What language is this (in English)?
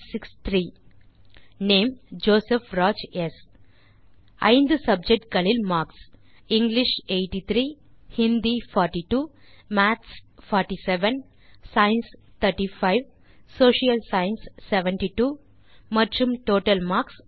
Tamil